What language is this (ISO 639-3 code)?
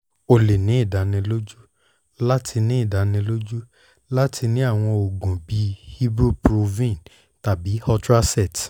yor